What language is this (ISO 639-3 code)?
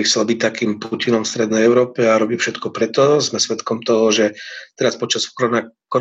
slk